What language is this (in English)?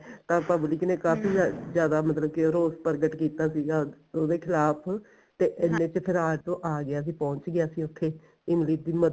Punjabi